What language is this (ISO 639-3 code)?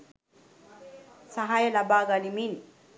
sin